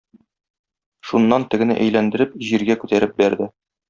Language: Tatar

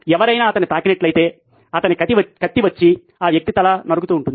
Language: Telugu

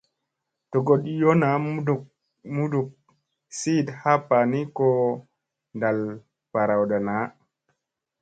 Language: Musey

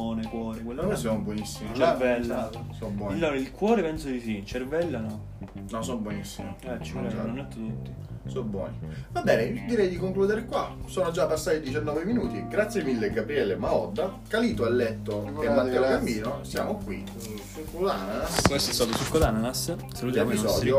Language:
Italian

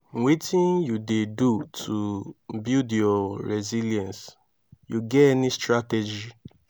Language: Nigerian Pidgin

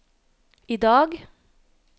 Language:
Norwegian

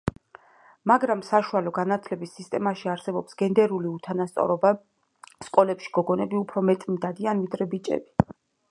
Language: Georgian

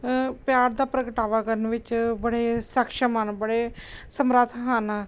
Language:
Punjabi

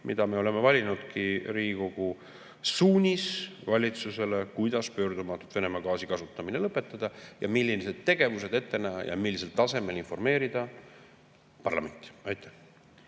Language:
Estonian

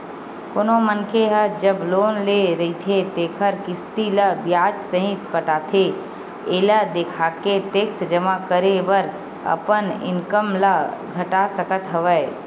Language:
Chhattisgarhi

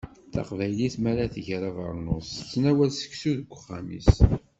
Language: Kabyle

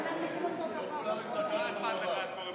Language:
Hebrew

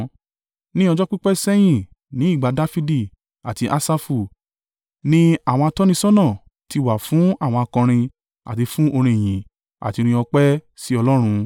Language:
Yoruba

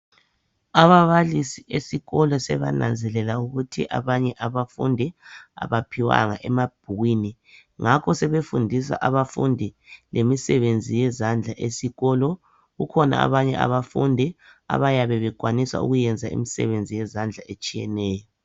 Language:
North Ndebele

